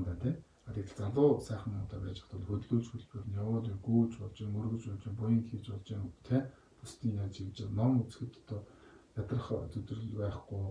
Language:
Korean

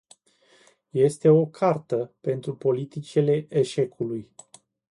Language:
Romanian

